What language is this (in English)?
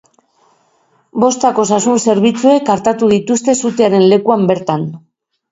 Basque